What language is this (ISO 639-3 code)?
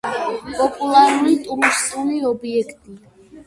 kat